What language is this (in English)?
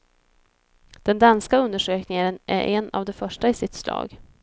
Swedish